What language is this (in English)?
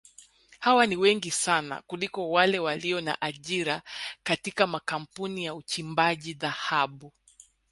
Swahili